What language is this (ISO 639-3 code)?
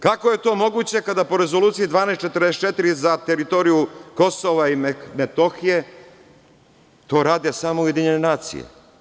srp